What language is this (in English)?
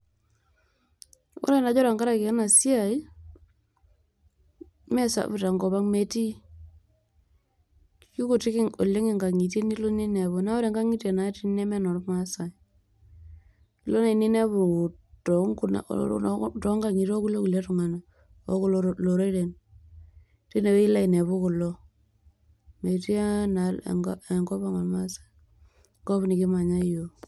Masai